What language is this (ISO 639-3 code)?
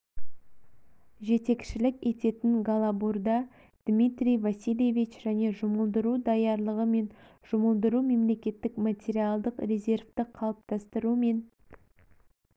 kaz